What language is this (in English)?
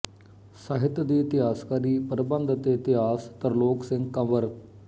Punjabi